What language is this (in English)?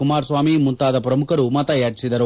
Kannada